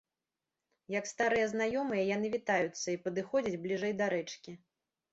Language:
Belarusian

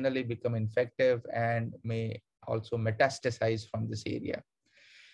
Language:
English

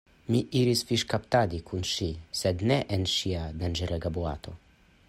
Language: Esperanto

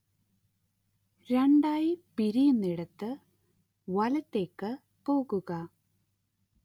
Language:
Malayalam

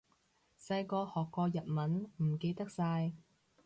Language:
Cantonese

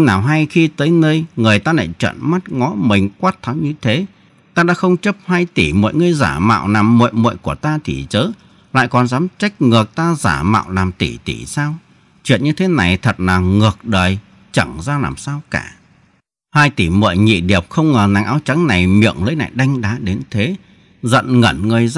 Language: Vietnamese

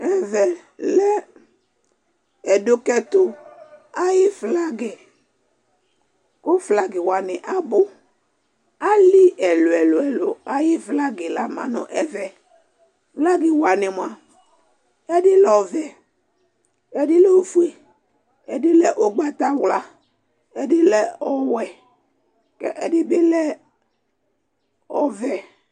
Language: Ikposo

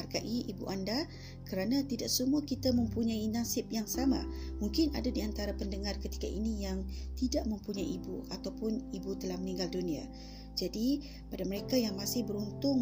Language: Malay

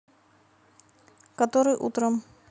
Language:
Russian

